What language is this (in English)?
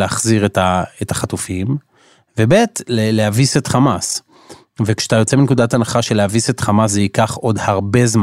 Hebrew